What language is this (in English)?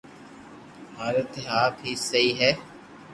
Loarki